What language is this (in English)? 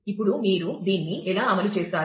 Telugu